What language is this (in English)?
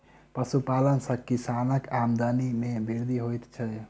Maithili